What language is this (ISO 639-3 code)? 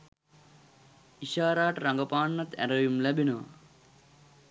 sin